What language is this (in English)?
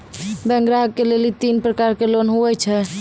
Maithili